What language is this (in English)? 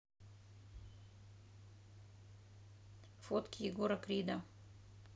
Russian